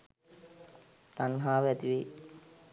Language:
Sinhala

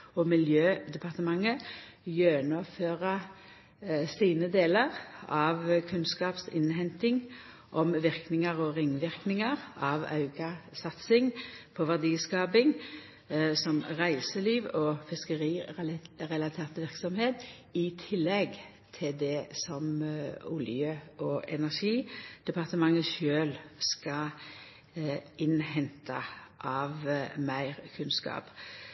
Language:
Norwegian Nynorsk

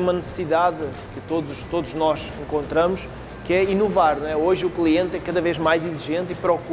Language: Portuguese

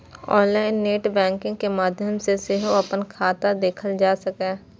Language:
Maithili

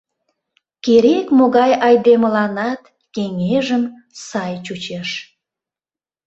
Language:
Mari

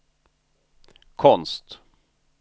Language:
Swedish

